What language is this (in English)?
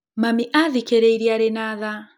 Kikuyu